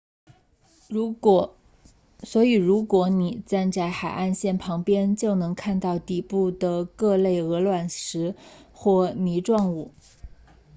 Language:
Chinese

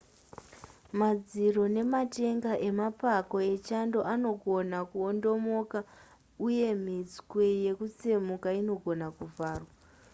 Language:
Shona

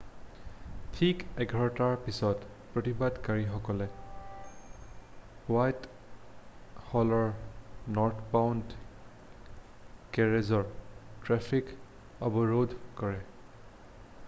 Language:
Assamese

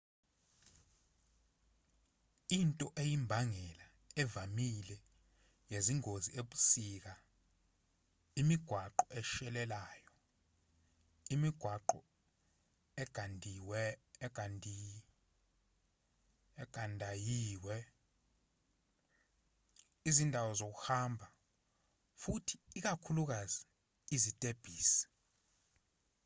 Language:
Zulu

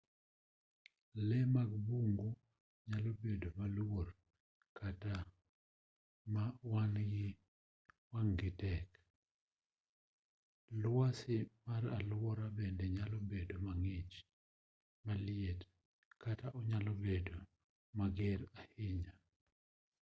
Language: Luo (Kenya and Tanzania)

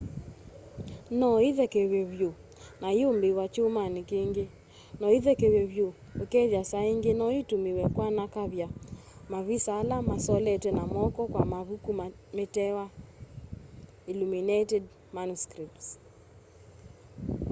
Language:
Kamba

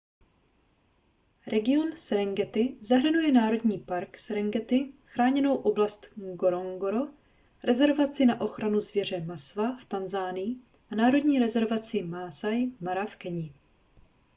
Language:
Czech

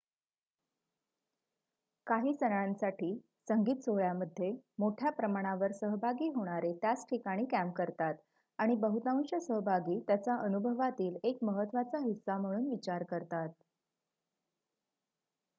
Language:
Marathi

